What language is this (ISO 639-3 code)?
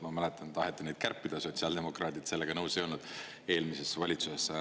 est